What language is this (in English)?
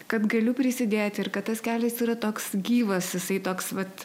Lithuanian